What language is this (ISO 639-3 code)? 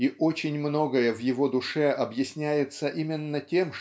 rus